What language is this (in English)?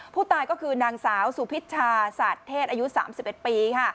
Thai